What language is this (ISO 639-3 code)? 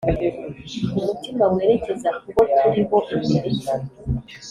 kin